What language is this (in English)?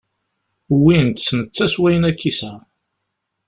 Kabyle